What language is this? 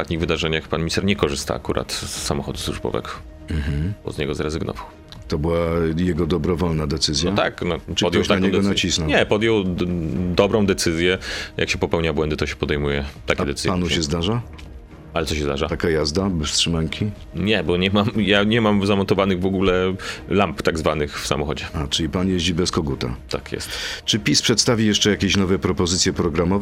Polish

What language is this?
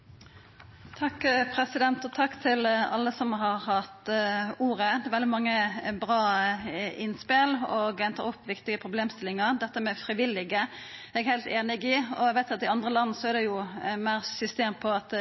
Norwegian Nynorsk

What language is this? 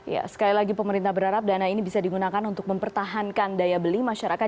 Indonesian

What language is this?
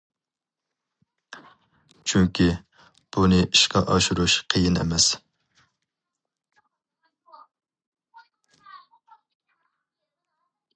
Uyghur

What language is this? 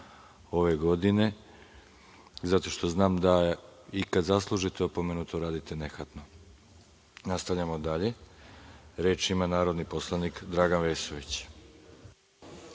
Serbian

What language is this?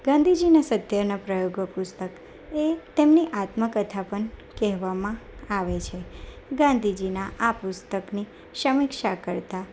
Gujarati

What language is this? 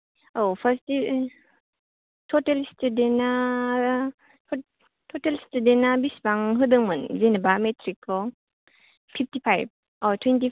Bodo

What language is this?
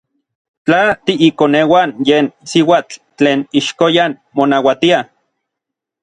Orizaba Nahuatl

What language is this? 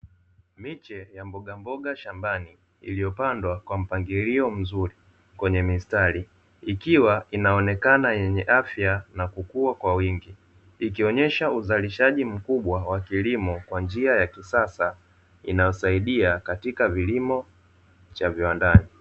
Swahili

